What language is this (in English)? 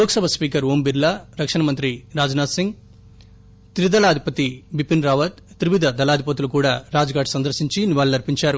Telugu